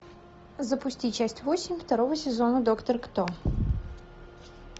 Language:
Russian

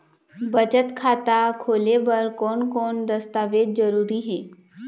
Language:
Chhattisgarhi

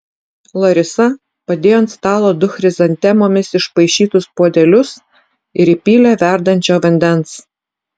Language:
Lithuanian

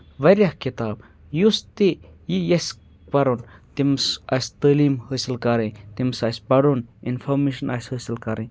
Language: Kashmiri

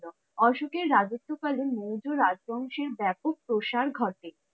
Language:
Bangla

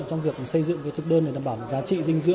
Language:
Vietnamese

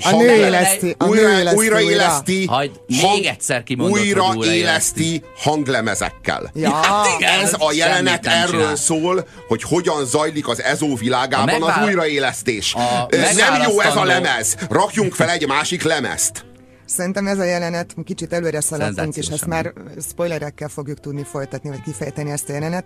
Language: Hungarian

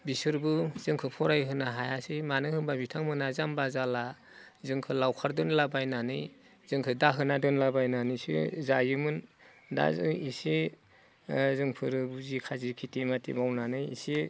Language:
Bodo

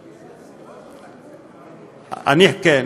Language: Hebrew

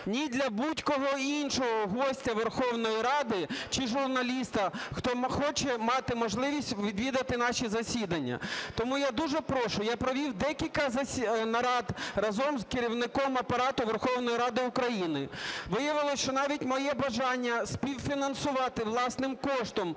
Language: Ukrainian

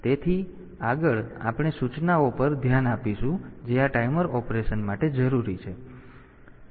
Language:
Gujarati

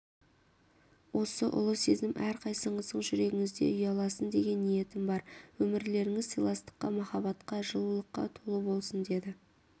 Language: Kazakh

